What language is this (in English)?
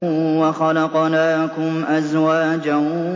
Arabic